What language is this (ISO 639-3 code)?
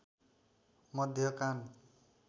nep